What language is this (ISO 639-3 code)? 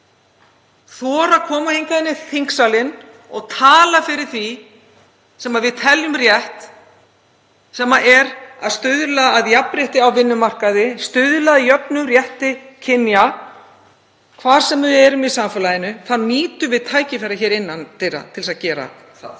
isl